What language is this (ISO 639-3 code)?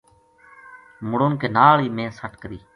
gju